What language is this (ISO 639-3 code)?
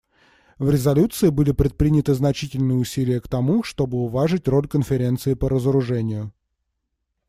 rus